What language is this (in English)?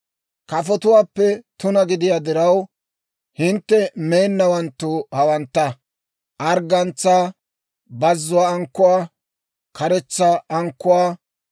Dawro